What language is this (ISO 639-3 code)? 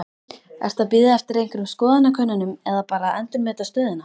isl